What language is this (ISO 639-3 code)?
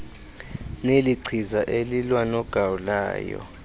xho